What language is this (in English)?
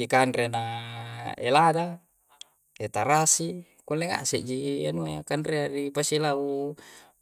Coastal Konjo